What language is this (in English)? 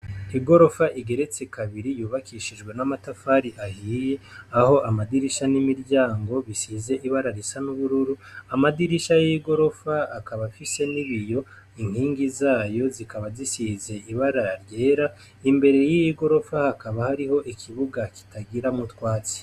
Rundi